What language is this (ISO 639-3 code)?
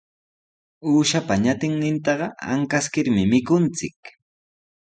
qws